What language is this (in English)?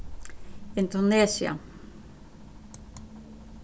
Faroese